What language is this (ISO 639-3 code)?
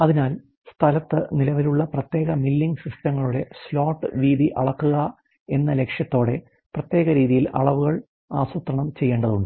mal